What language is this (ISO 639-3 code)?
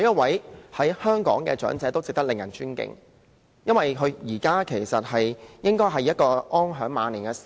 yue